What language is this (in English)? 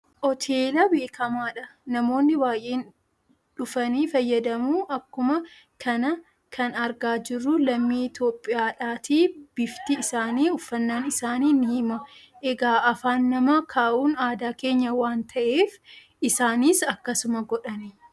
Oromo